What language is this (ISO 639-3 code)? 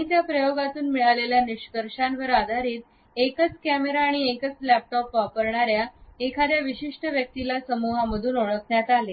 mar